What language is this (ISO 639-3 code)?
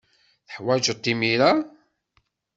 kab